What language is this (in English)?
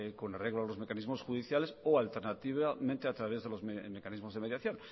Spanish